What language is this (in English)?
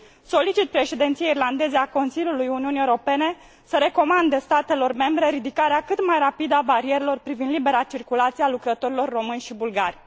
Romanian